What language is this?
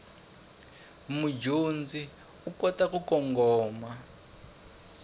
Tsonga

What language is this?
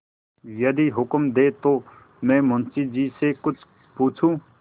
Hindi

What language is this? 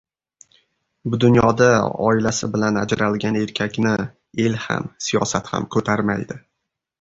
Uzbek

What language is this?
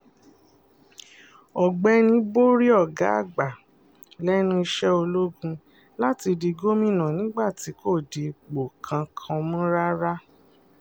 Yoruba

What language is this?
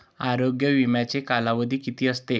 Marathi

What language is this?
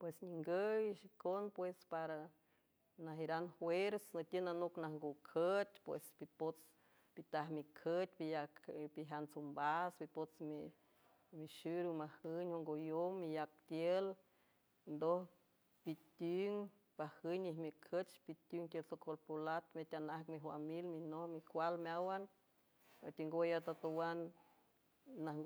San Francisco Del Mar Huave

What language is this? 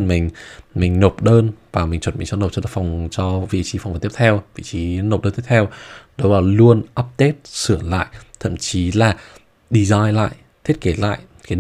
Vietnamese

